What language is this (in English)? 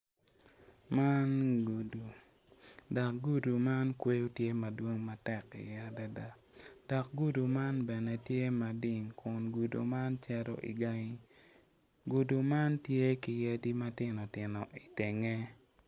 Acoli